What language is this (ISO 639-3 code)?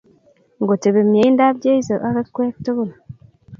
kln